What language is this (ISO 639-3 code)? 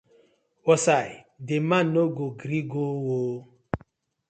pcm